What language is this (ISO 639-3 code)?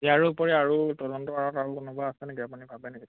asm